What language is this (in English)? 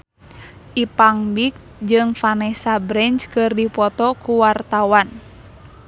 Sundanese